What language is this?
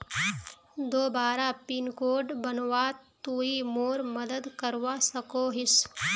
Magahi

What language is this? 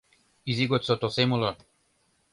Mari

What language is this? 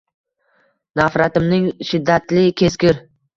Uzbek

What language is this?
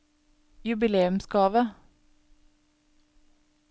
Norwegian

